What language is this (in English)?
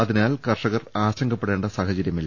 Malayalam